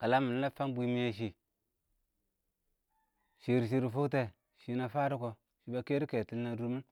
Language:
Awak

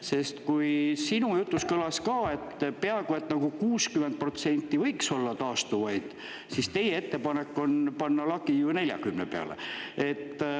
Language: Estonian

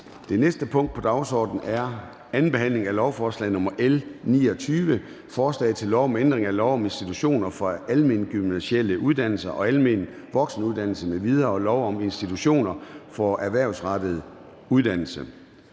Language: Danish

